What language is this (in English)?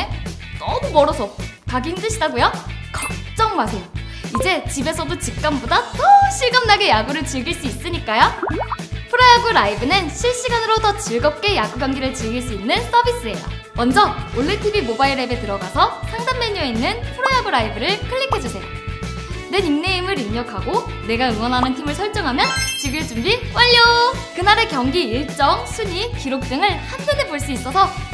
Korean